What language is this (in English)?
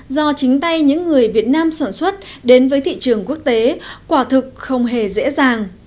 Vietnamese